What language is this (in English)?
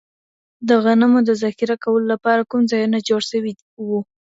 Pashto